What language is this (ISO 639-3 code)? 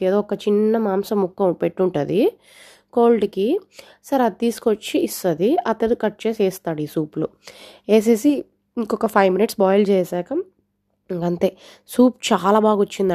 tel